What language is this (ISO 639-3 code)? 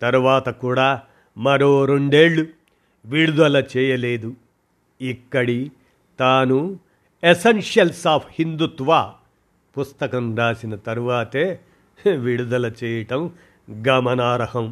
tel